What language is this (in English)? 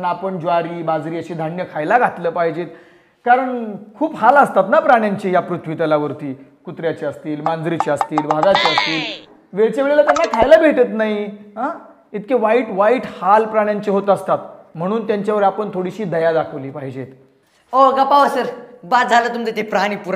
Romanian